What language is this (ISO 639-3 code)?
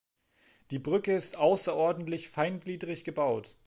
deu